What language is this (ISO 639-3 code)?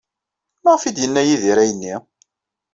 kab